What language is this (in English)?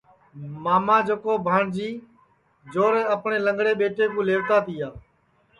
Sansi